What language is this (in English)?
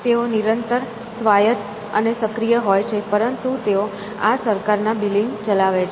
Gujarati